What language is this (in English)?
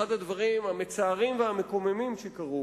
Hebrew